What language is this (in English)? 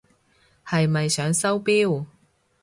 Cantonese